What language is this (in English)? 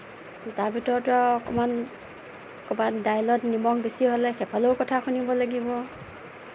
Assamese